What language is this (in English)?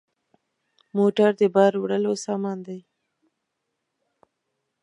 Pashto